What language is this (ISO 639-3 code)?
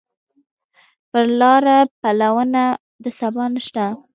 pus